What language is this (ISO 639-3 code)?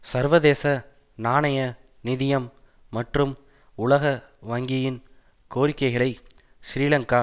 tam